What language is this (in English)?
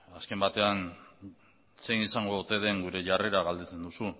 Basque